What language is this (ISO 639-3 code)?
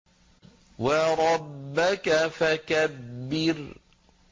ara